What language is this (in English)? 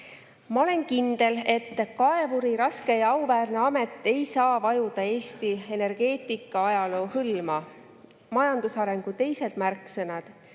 Estonian